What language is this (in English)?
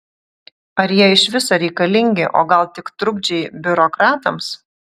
Lithuanian